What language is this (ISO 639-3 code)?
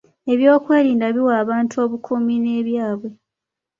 lug